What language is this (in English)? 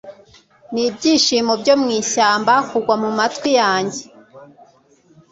Kinyarwanda